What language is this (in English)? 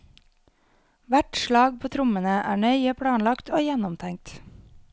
Norwegian